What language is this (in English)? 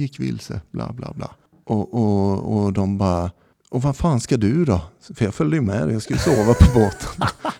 Swedish